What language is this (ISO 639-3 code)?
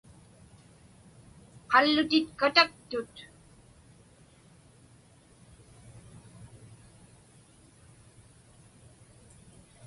ipk